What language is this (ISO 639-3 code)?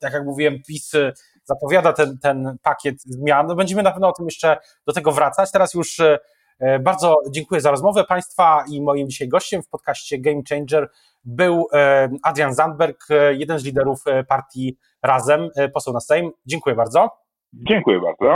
pol